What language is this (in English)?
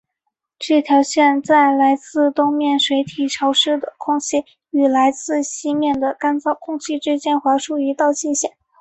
Chinese